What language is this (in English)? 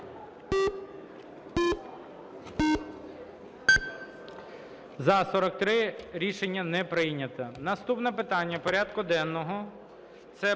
Ukrainian